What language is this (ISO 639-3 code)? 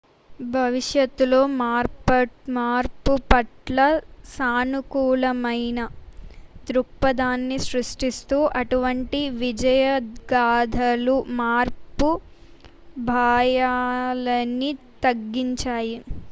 tel